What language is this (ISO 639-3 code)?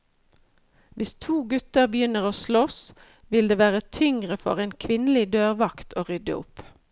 nor